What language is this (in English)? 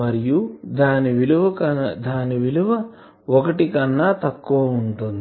Telugu